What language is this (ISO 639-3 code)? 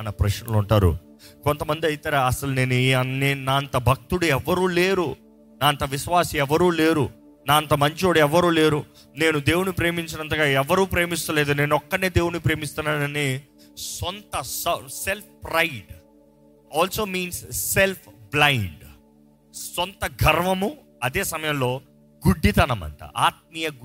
tel